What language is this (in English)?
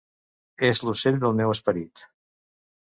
Catalan